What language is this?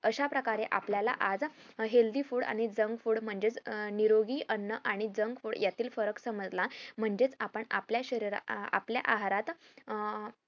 Marathi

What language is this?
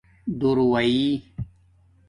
Domaaki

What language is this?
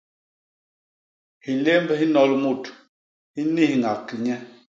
Basaa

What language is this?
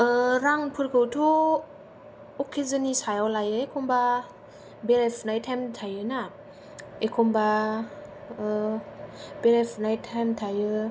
Bodo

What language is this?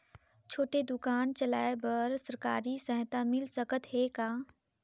Chhattisgarhi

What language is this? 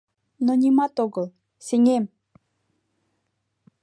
Mari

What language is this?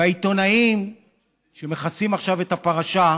Hebrew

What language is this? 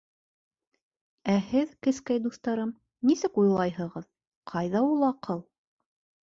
Bashkir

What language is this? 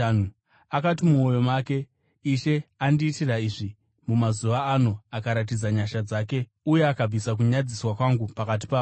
Shona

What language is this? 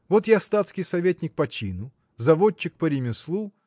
Russian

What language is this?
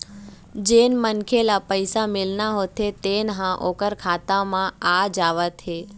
Chhattisgarhi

